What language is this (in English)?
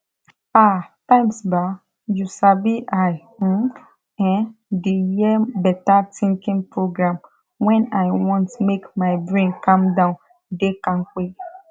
Nigerian Pidgin